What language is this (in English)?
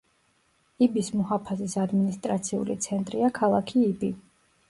Georgian